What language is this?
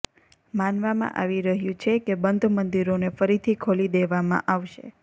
Gujarati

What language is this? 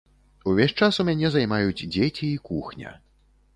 Belarusian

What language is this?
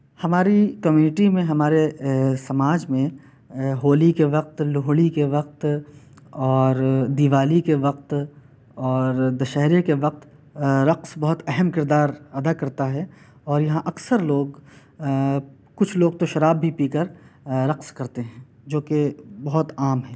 Urdu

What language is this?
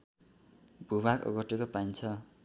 Nepali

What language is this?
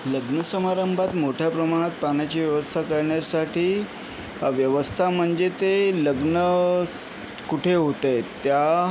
Marathi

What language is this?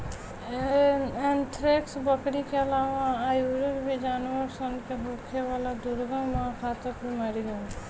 Bhojpuri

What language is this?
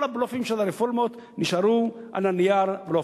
Hebrew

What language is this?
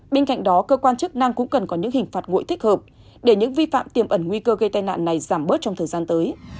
Vietnamese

